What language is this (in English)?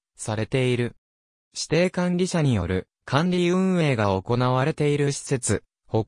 Japanese